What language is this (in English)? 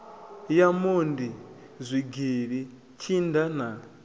Venda